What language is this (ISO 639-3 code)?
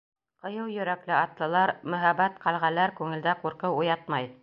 bak